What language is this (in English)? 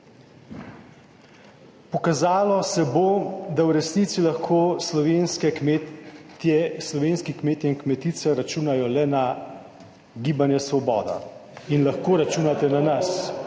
Slovenian